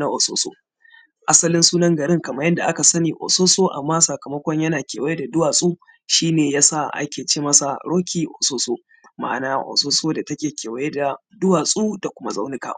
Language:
Hausa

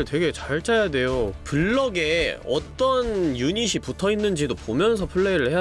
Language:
Korean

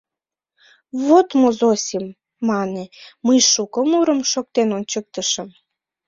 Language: Mari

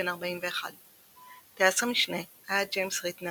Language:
Hebrew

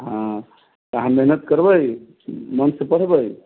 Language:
Maithili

